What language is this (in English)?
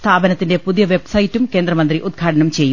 Malayalam